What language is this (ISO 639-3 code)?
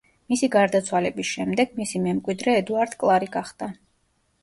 kat